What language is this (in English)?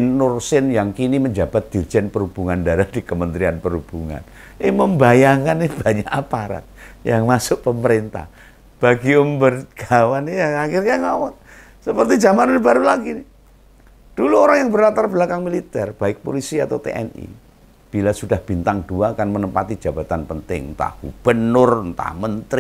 Indonesian